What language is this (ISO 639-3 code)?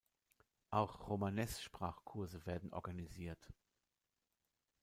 deu